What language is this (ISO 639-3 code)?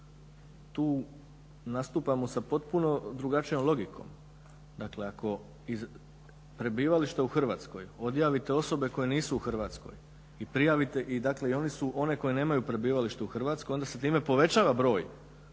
hrv